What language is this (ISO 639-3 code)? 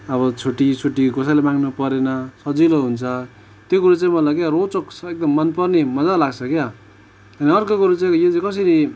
nep